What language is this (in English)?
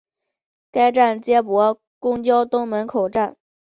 Chinese